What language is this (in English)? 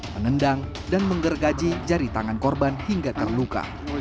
Indonesian